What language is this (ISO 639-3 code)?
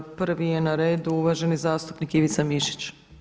hrv